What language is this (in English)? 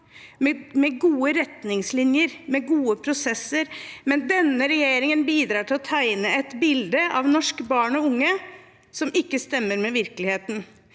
Norwegian